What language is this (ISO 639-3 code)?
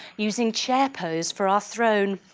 eng